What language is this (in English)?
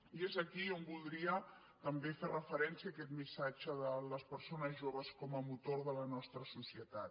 Catalan